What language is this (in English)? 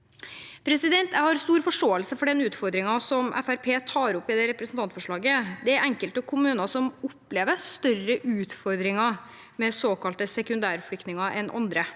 Norwegian